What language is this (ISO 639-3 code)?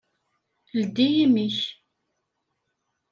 kab